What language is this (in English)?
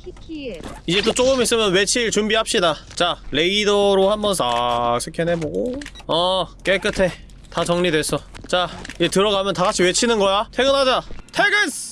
Korean